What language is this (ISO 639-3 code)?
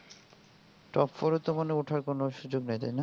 ben